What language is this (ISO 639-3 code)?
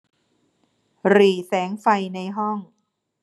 tha